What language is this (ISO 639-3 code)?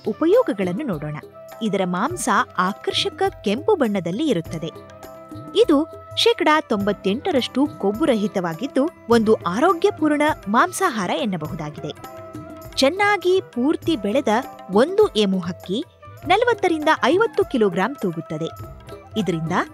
kan